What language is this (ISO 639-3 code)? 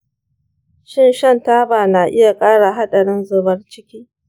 hau